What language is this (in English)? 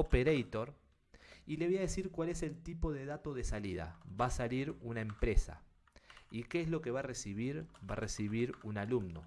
Spanish